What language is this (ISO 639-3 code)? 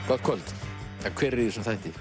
isl